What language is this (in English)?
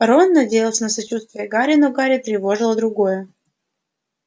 Russian